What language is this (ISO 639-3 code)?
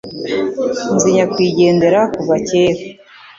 kin